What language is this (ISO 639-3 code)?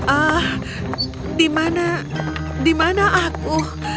ind